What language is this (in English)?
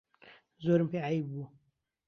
Central Kurdish